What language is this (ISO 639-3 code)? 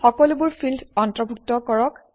asm